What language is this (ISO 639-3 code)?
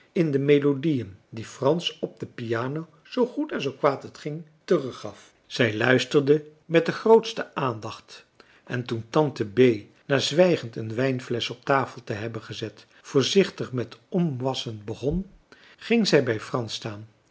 nld